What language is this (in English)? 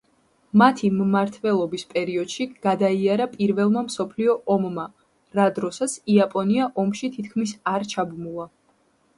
Georgian